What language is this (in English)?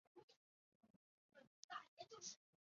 Chinese